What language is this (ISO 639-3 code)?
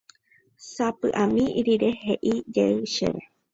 grn